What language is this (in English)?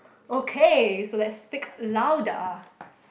English